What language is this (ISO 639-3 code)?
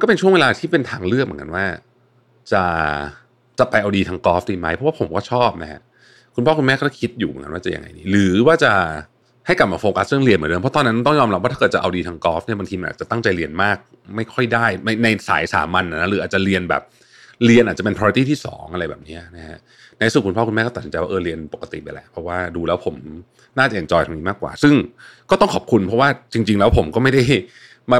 tha